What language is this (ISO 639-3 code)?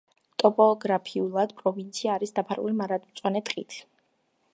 kat